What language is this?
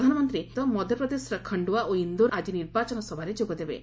Odia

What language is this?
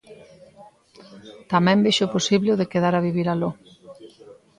Galician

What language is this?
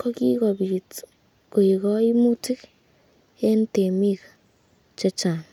Kalenjin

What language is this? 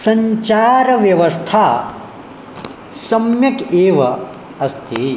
Sanskrit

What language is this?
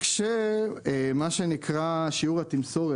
Hebrew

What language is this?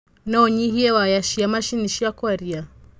Kikuyu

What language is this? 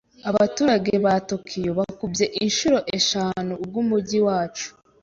Kinyarwanda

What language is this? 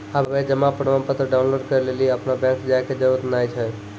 Maithili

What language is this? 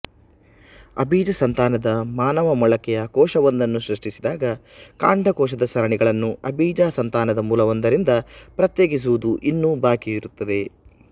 Kannada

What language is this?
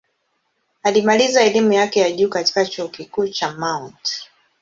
Swahili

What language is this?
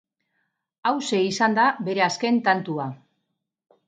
Basque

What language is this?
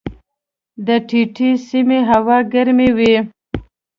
Pashto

